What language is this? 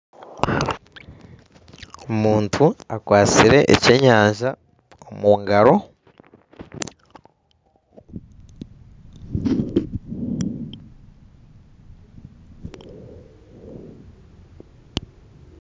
Nyankole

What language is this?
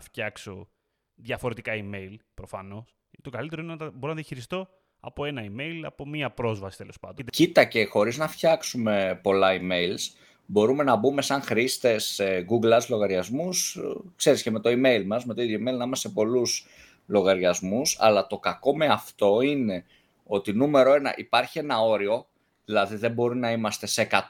Greek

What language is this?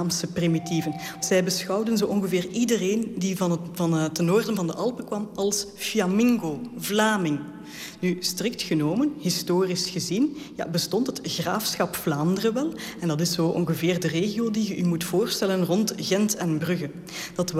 Dutch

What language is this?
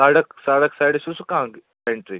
Kashmiri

